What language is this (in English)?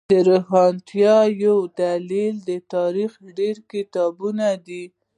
Pashto